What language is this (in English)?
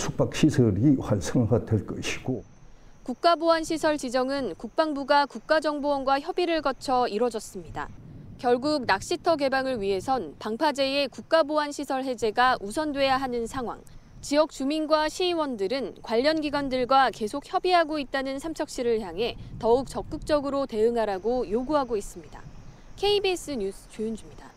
Korean